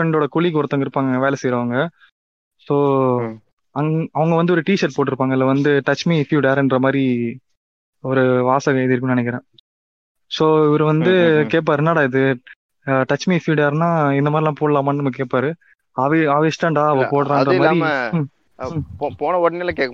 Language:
Tamil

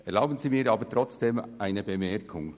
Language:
Swiss German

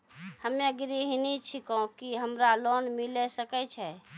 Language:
Maithili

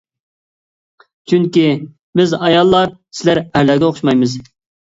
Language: Uyghur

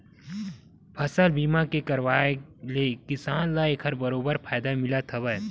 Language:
Chhattisgarhi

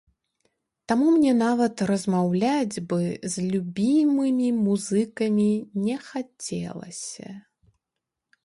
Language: Belarusian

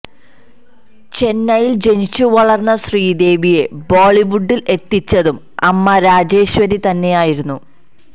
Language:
Malayalam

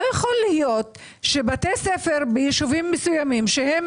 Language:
Hebrew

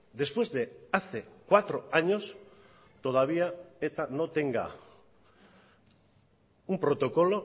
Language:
Spanish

